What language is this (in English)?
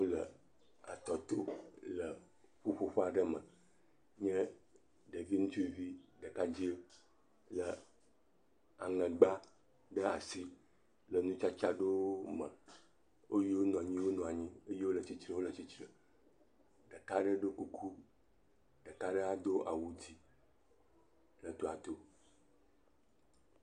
Ewe